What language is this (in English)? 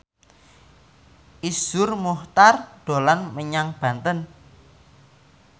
Javanese